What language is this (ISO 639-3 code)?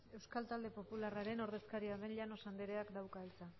eus